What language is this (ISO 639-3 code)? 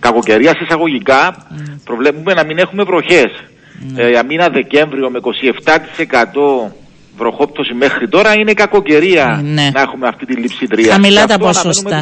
ell